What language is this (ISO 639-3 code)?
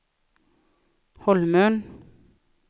swe